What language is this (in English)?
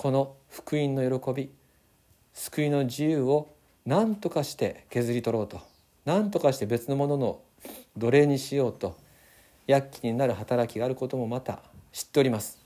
Japanese